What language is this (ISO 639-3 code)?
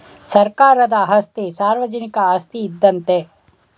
kan